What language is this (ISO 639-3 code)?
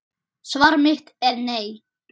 isl